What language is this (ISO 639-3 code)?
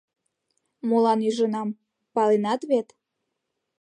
chm